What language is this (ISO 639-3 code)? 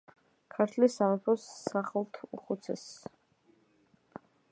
kat